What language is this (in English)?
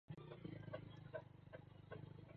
Swahili